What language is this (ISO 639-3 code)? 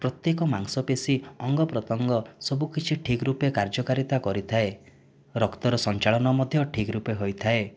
ori